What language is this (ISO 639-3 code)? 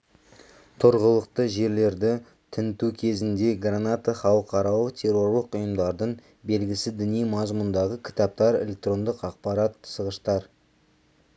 kaz